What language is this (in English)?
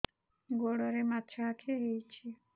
Odia